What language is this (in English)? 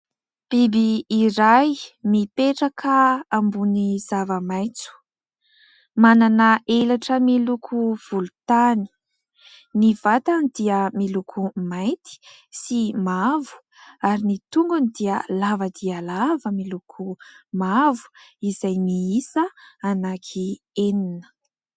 Malagasy